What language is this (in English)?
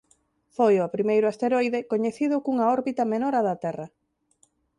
Galician